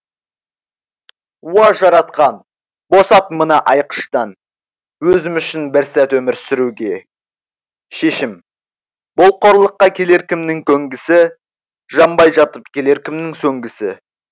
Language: Kazakh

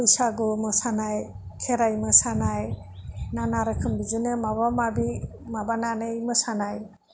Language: Bodo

